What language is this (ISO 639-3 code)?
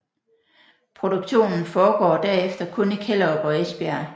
dan